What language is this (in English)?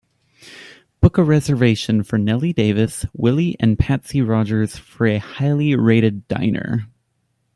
English